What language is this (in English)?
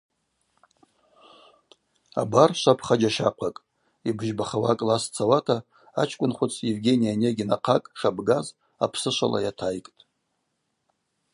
Abaza